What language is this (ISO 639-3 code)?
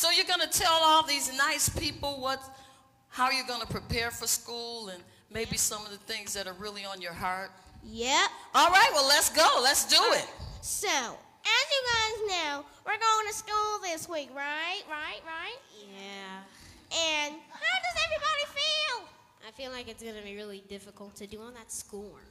eng